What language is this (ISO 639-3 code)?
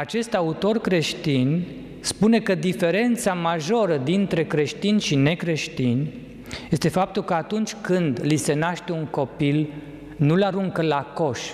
ron